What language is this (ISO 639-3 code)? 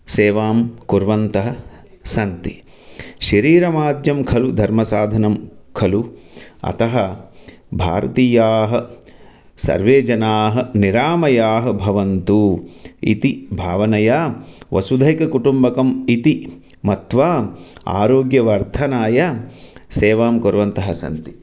san